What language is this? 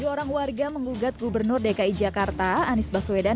Indonesian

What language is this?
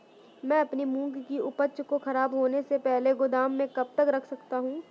Hindi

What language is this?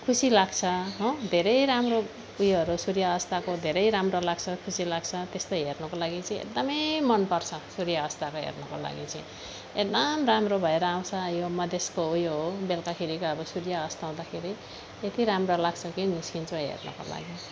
Nepali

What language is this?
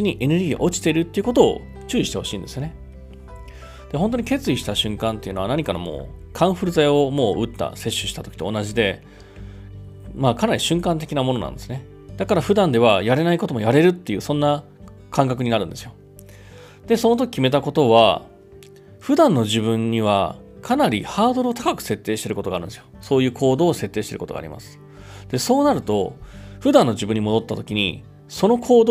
Japanese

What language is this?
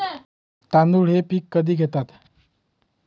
Marathi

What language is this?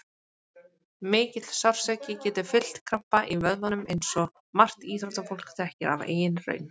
Icelandic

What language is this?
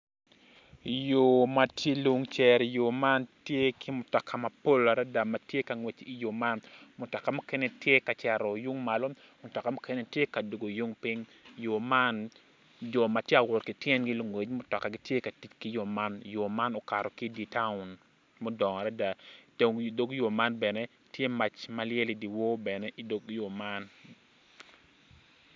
Acoli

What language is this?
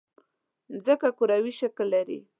Pashto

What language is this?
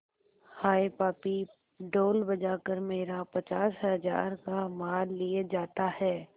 Hindi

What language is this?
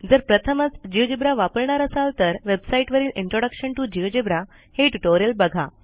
Marathi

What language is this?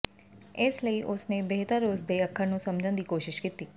Punjabi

